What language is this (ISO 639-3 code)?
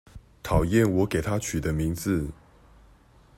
zho